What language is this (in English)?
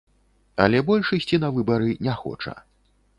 Belarusian